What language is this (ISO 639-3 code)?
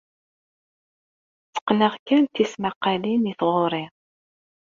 kab